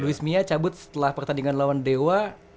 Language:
Indonesian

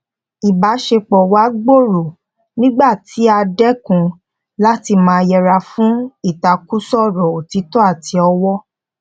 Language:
Yoruba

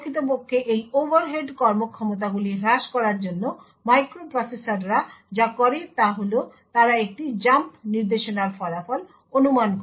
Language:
Bangla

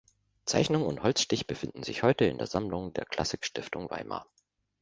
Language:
German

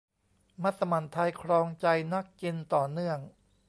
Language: Thai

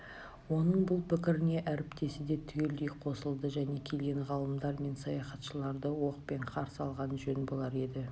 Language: Kazakh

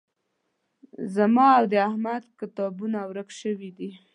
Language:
Pashto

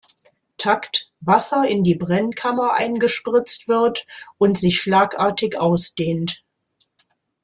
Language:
German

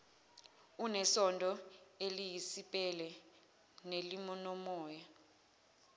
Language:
Zulu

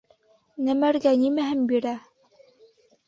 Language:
Bashkir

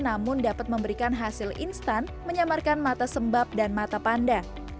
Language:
Indonesian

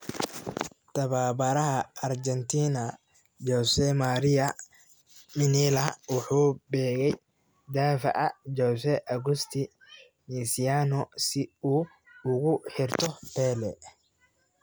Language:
Somali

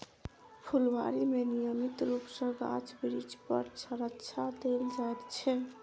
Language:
Maithili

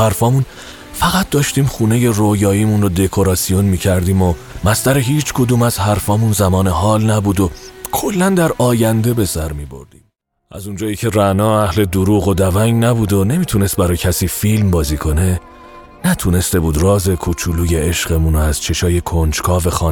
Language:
Persian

